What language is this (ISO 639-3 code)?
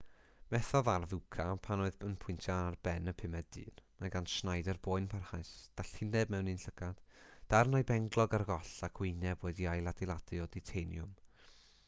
cym